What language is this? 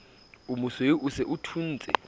Southern Sotho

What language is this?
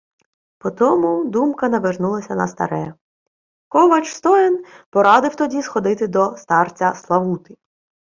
Ukrainian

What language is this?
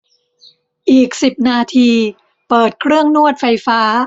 Thai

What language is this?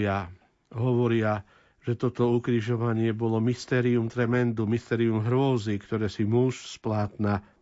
Slovak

